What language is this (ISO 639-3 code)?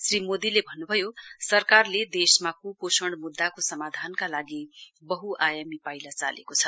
nep